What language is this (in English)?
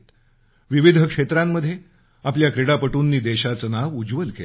Marathi